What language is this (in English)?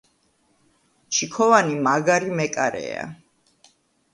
Georgian